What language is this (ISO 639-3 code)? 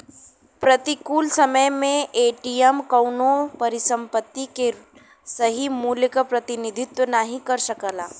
bho